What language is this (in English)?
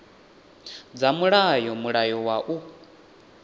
Venda